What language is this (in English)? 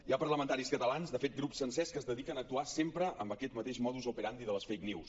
Catalan